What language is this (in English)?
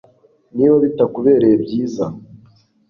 Kinyarwanda